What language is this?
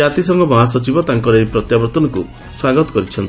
Odia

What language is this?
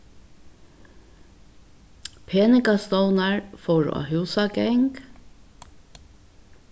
Faroese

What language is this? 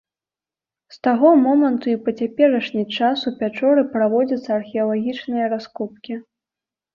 Belarusian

